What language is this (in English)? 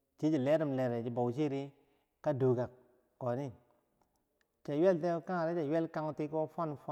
Bangwinji